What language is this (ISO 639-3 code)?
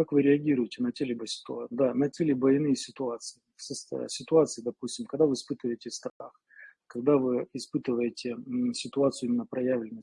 rus